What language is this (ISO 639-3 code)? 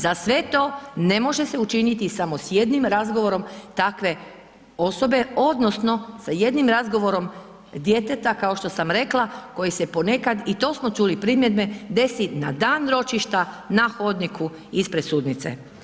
hrv